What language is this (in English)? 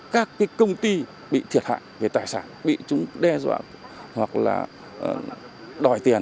Vietnamese